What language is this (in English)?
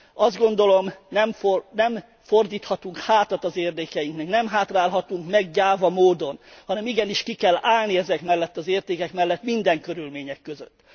Hungarian